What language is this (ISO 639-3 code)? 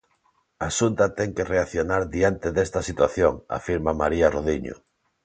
glg